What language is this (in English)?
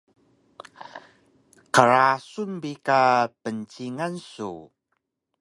Taroko